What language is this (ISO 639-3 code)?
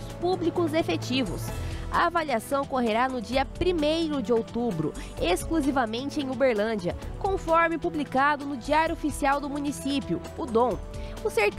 por